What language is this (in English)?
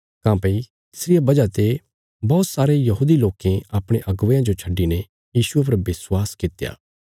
Bilaspuri